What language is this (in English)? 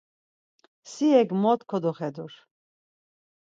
Laz